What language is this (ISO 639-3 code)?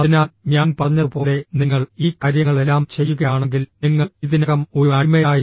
mal